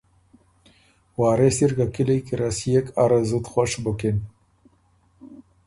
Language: Ormuri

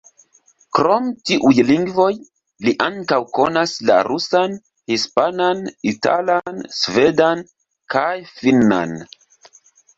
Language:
Esperanto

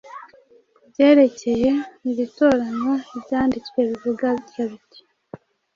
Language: Kinyarwanda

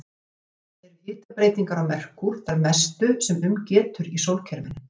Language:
Icelandic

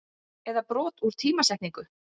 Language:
Icelandic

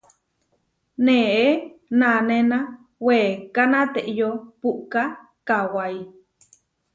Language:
Huarijio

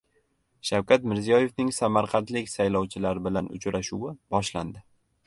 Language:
Uzbek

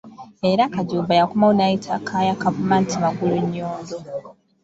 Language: Ganda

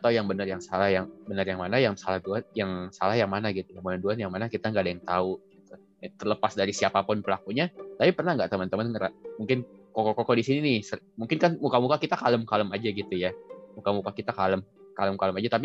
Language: Indonesian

